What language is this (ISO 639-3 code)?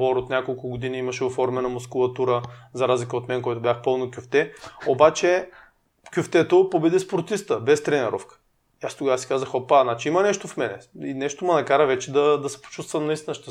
bul